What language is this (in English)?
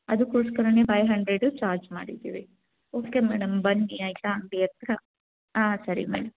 Kannada